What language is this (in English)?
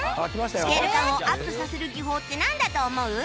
Japanese